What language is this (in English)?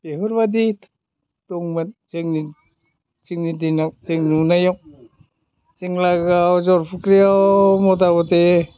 Bodo